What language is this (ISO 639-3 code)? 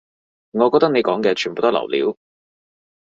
yue